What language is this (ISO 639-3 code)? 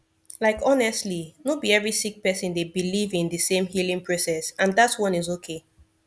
pcm